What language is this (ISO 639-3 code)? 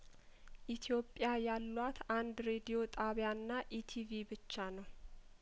amh